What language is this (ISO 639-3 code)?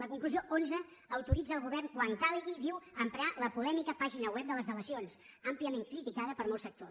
cat